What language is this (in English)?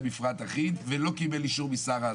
Hebrew